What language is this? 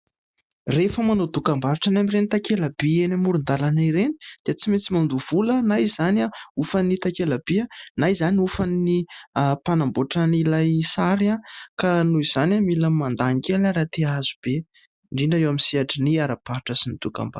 Malagasy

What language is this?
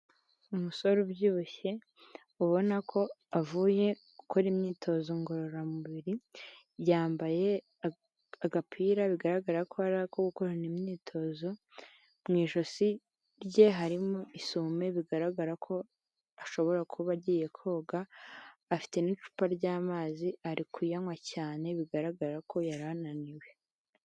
Kinyarwanda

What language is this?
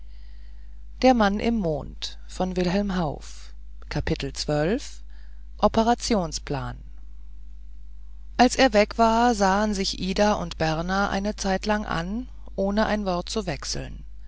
German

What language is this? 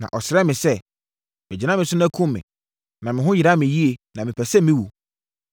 Akan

